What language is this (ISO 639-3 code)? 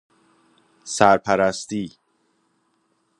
fas